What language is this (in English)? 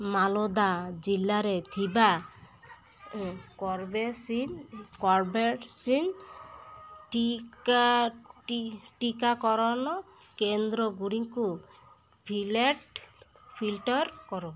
Odia